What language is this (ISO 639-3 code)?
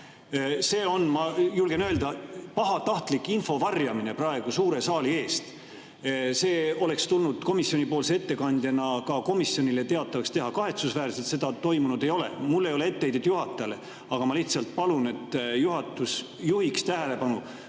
est